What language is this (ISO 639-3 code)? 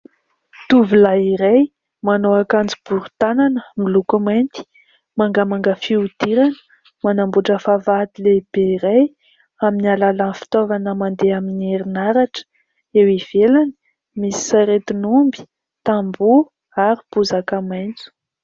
mlg